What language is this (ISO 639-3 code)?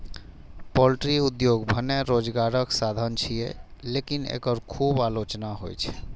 mai